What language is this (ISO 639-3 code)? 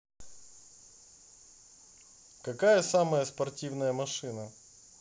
rus